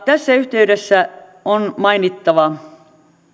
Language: Finnish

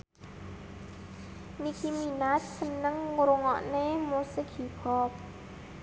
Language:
Javanese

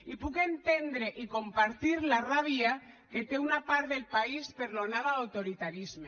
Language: Catalan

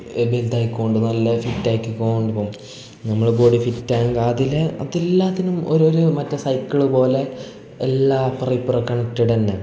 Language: Malayalam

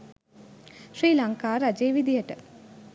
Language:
Sinhala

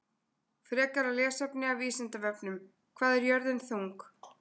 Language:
Icelandic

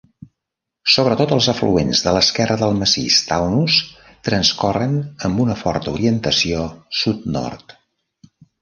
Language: Catalan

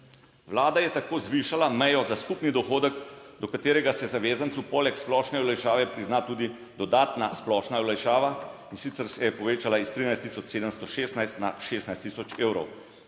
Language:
Slovenian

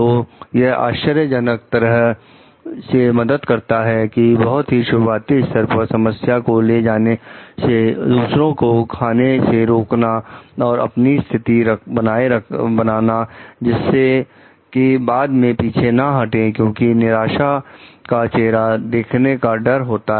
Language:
Hindi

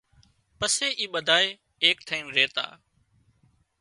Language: Wadiyara Koli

